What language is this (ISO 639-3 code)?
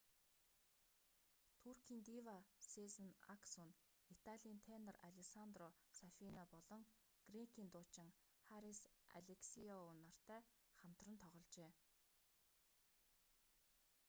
mon